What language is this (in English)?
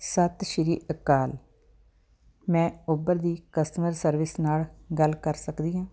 Punjabi